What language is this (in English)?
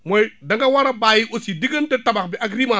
Wolof